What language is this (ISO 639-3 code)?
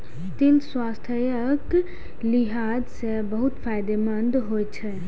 mai